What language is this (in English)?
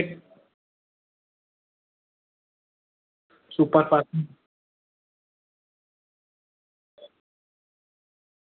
Sindhi